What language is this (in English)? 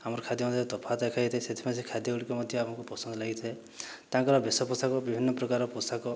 Odia